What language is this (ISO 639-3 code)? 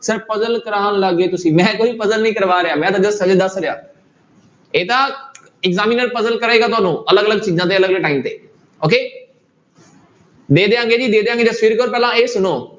pan